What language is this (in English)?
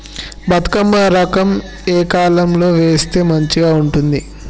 Telugu